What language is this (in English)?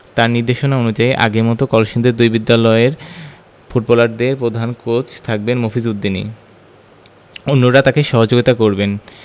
Bangla